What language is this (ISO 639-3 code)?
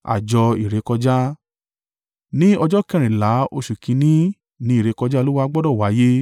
yor